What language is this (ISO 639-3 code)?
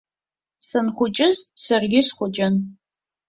abk